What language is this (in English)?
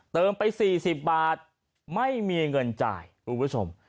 Thai